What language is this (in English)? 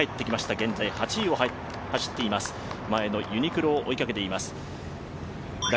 Japanese